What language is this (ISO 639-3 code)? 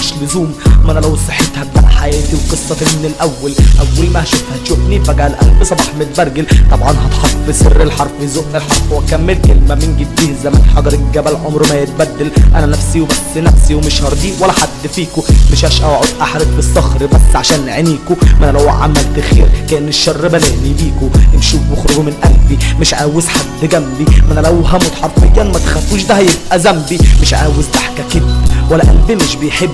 ara